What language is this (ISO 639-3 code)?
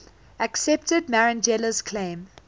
eng